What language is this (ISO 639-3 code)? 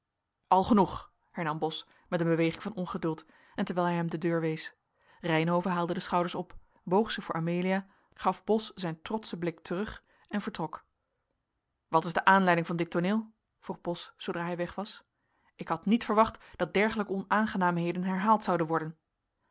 nld